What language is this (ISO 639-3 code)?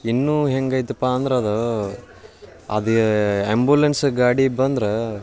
kan